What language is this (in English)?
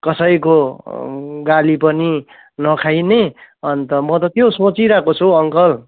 Nepali